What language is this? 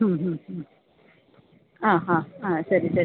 Malayalam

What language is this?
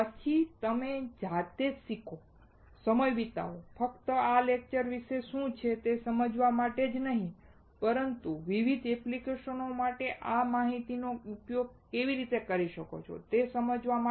Gujarati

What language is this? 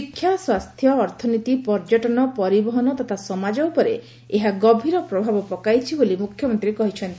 Odia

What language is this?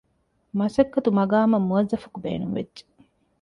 Divehi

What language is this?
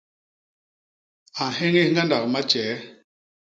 Basaa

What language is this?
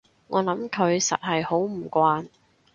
Cantonese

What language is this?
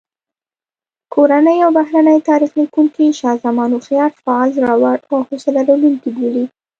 Pashto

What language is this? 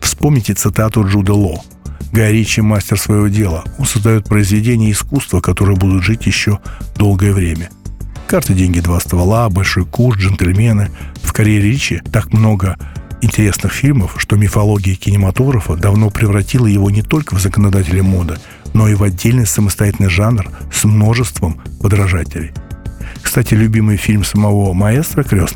Russian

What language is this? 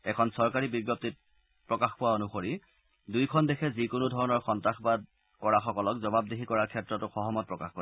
Assamese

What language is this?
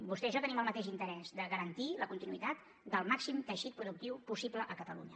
Catalan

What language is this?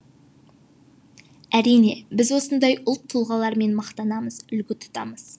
Kazakh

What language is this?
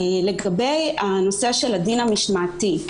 Hebrew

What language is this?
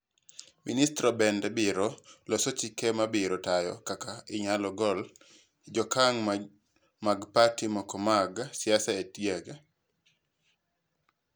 Luo (Kenya and Tanzania)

